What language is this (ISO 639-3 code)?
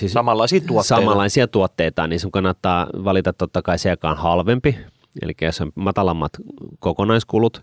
fin